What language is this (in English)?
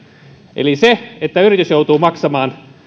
Finnish